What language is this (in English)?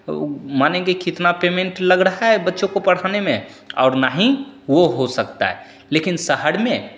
Hindi